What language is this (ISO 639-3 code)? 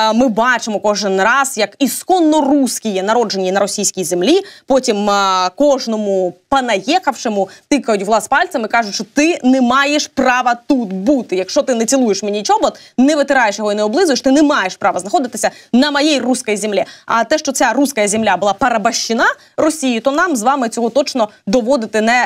rus